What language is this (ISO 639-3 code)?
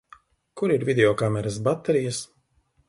lav